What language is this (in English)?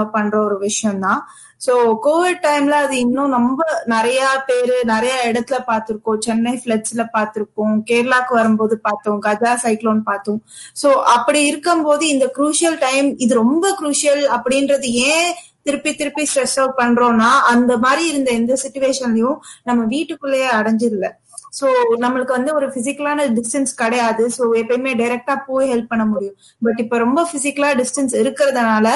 Tamil